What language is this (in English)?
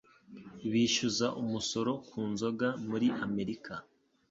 Kinyarwanda